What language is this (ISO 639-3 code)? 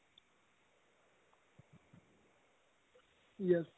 pan